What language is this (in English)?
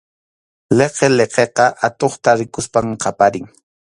Arequipa-La Unión Quechua